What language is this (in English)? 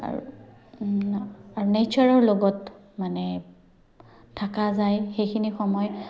Assamese